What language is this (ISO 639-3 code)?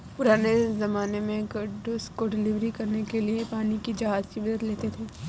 hin